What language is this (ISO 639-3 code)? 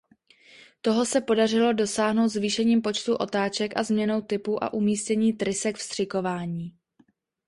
ces